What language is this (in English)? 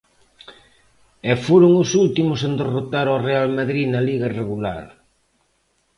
Galician